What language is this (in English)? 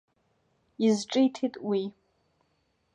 Abkhazian